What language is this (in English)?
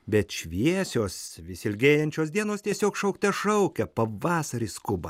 Lithuanian